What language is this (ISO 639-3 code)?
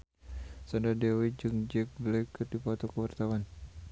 sun